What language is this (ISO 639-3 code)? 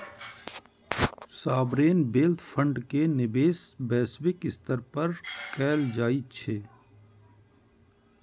mai